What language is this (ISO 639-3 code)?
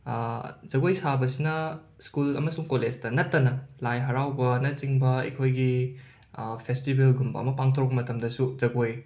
mni